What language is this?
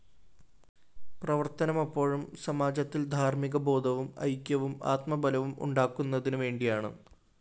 Malayalam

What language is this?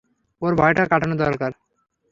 Bangla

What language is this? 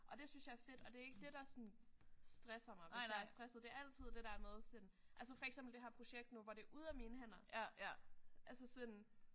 Danish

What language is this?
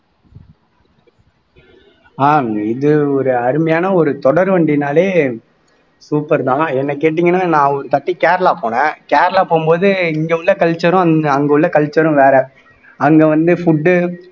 Tamil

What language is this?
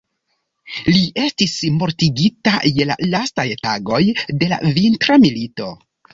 Esperanto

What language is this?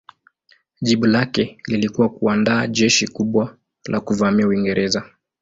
Swahili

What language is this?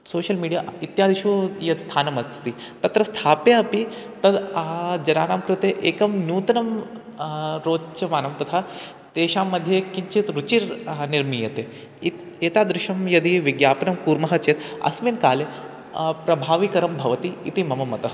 Sanskrit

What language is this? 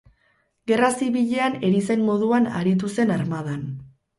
Basque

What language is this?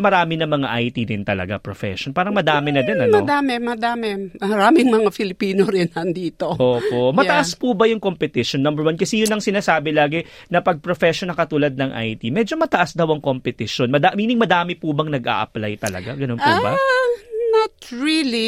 Filipino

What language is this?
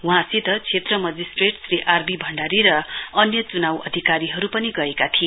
Nepali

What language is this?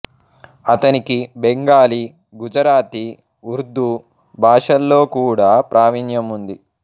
Telugu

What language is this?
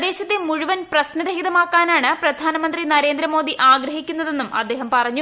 Malayalam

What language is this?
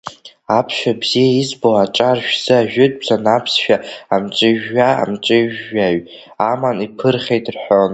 Abkhazian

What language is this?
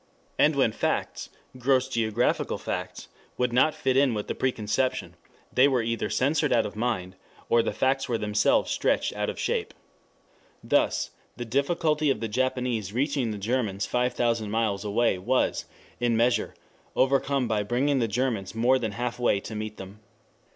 English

